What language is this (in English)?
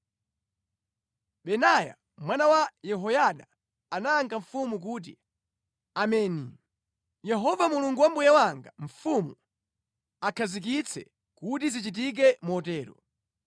Nyanja